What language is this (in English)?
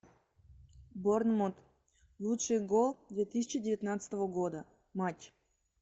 Russian